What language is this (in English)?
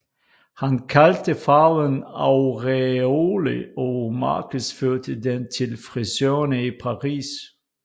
Danish